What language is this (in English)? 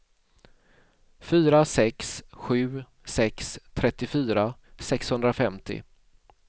Swedish